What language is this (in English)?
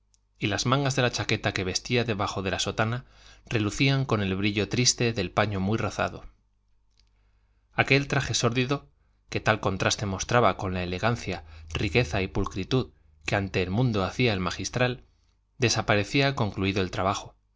Spanish